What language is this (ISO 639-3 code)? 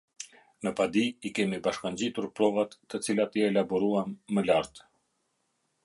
sqi